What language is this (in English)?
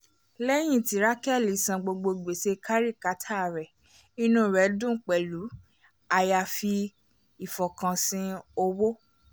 Yoruba